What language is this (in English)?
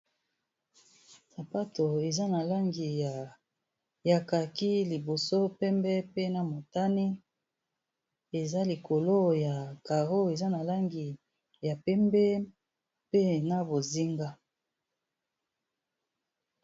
Lingala